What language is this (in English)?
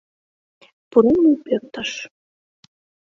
Mari